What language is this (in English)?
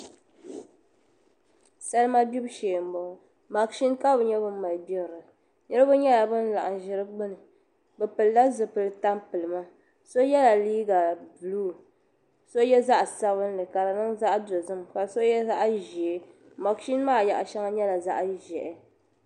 Dagbani